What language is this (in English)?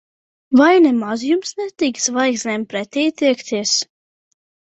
Latvian